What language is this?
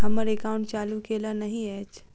Maithili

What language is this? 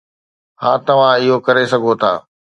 Sindhi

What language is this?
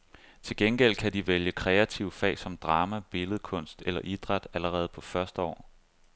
Danish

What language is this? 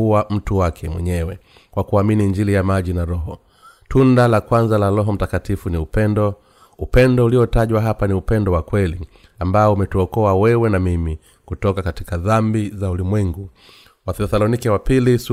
Swahili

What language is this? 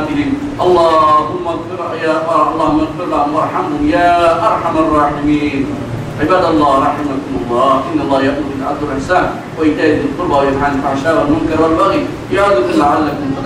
Bangla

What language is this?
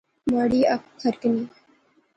Pahari-Potwari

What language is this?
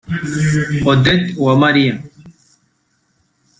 Kinyarwanda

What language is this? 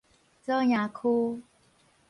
Min Nan Chinese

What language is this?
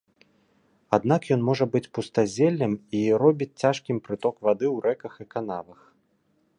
Belarusian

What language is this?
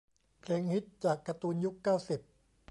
Thai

